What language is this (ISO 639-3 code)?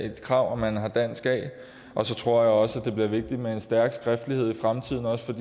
dan